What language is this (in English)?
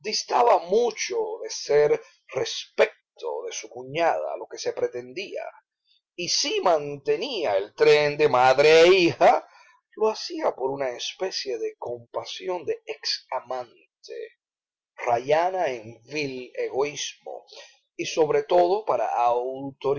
Spanish